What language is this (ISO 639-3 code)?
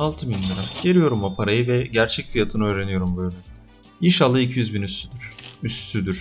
tur